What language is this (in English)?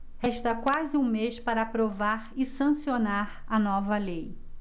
Portuguese